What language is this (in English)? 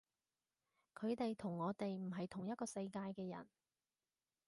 Cantonese